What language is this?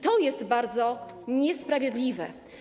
Polish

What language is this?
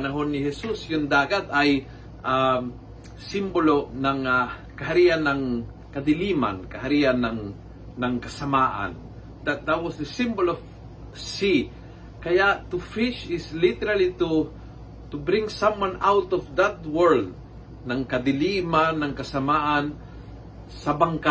Filipino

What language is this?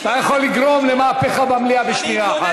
Hebrew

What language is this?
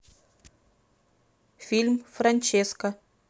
Russian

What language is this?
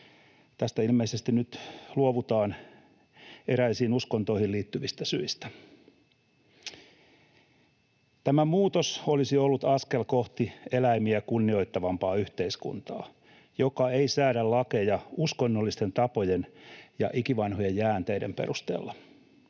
Finnish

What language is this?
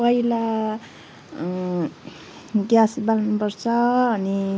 Nepali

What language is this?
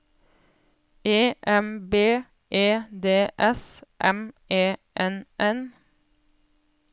Norwegian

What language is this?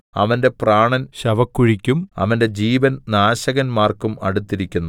Malayalam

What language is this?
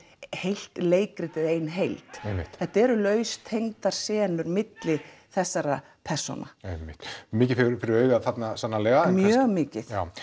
Icelandic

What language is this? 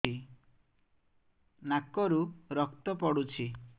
Odia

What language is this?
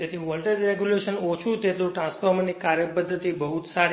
Gujarati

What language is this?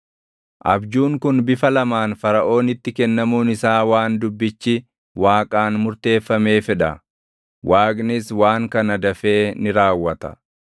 Oromo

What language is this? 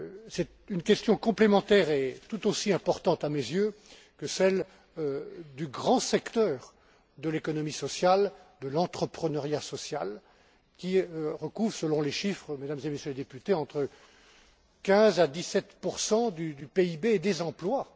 French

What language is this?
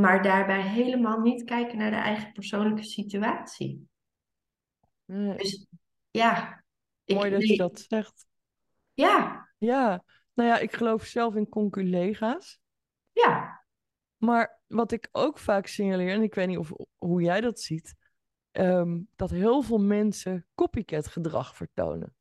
Dutch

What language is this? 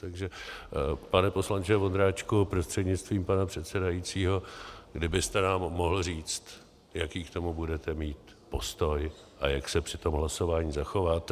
Czech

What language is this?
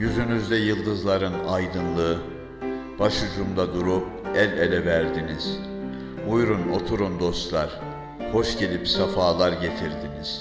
Turkish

